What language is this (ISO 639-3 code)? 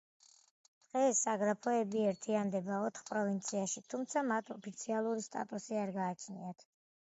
kat